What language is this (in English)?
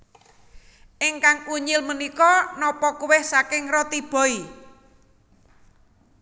Javanese